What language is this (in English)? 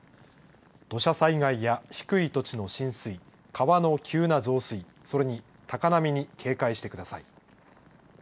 Japanese